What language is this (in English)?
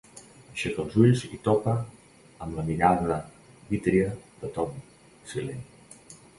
Catalan